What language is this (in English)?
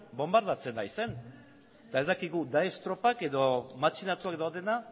Basque